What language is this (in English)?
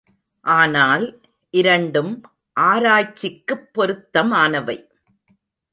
Tamil